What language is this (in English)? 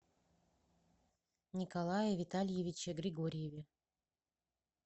Russian